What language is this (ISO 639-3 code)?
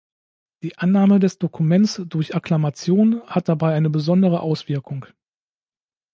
deu